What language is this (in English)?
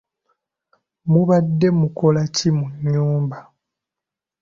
Ganda